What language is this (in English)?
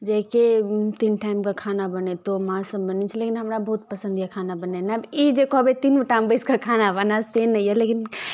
Maithili